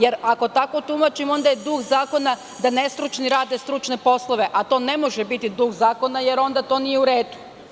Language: Serbian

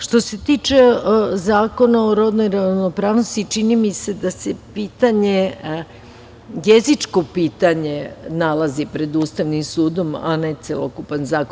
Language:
Serbian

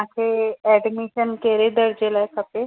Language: Sindhi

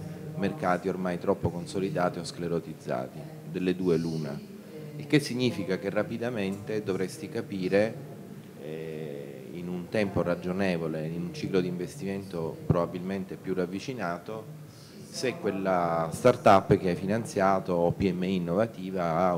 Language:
Italian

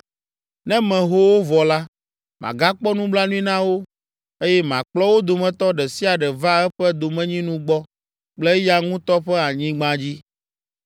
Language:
Ewe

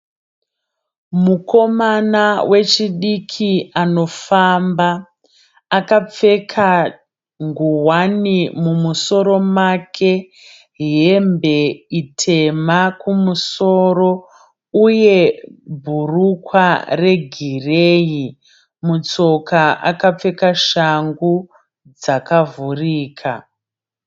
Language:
Shona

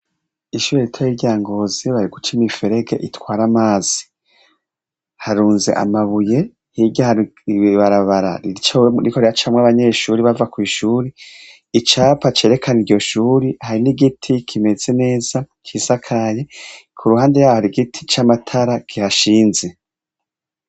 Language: Rundi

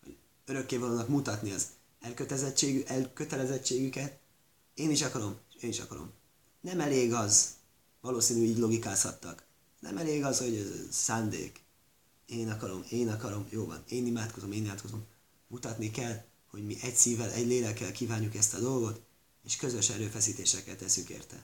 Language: Hungarian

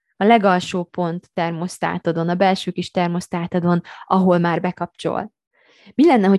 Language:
Hungarian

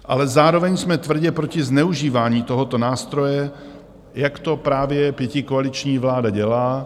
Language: Czech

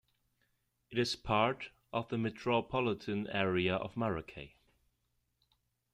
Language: English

